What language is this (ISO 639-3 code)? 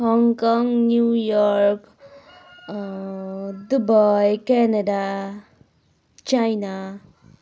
nep